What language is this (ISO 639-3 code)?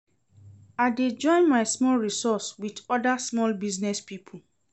pcm